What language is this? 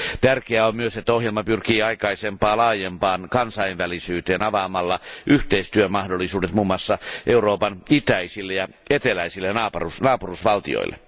Finnish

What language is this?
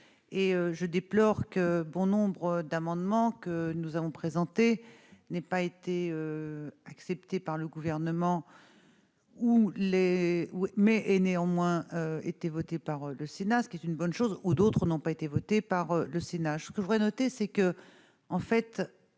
French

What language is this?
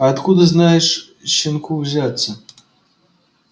Russian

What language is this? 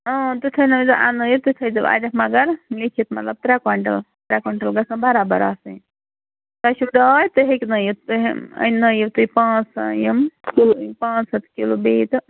Kashmiri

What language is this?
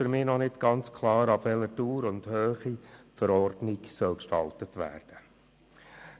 Swiss German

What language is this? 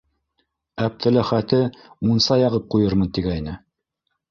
Bashkir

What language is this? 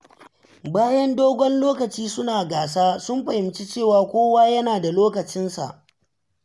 Hausa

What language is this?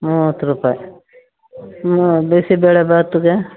Kannada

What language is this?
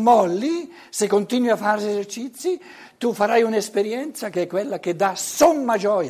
Italian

